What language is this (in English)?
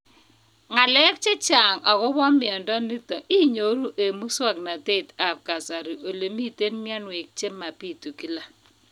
Kalenjin